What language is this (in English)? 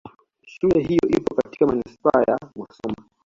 Swahili